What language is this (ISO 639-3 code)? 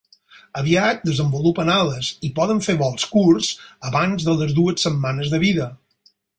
cat